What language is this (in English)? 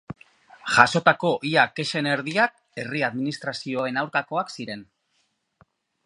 Basque